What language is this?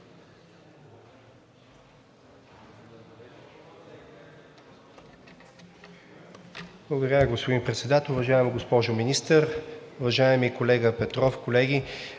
Bulgarian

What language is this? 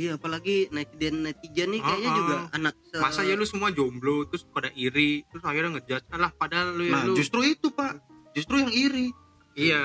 Indonesian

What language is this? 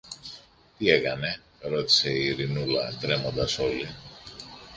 Greek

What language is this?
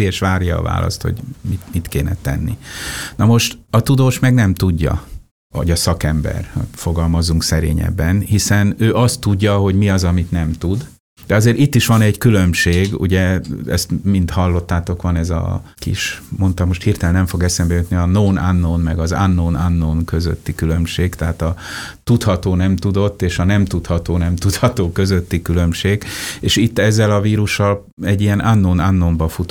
Hungarian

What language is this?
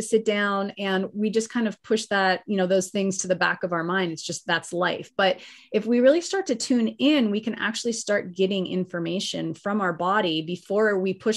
English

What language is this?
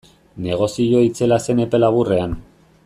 Basque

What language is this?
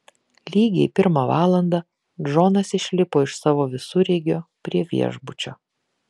Lithuanian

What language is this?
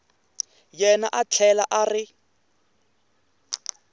Tsonga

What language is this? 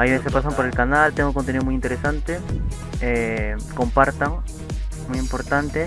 Spanish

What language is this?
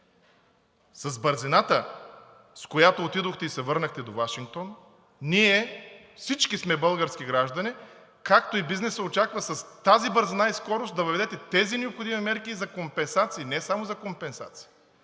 Bulgarian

